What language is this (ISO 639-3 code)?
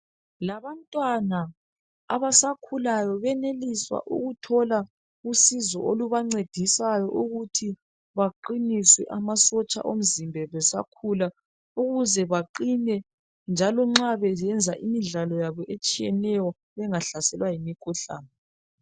nde